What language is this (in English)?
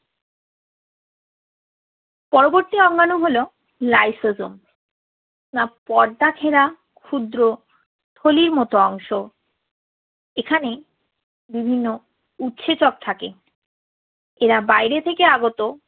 Bangla